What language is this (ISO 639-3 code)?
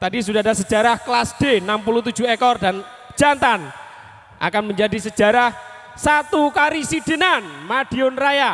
ind